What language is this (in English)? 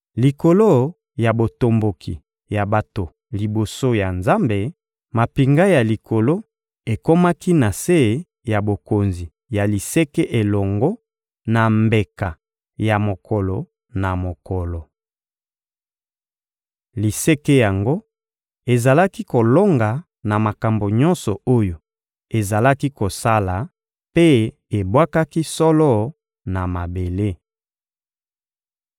Lingala